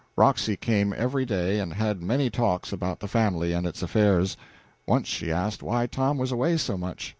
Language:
English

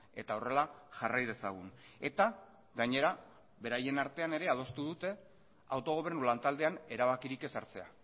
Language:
Basque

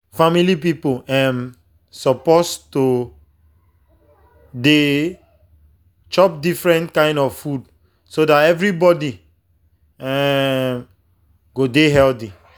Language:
Nigerian Pidgin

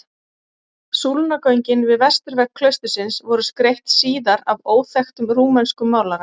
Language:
Icelandic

